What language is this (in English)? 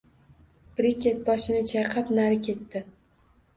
Uzbek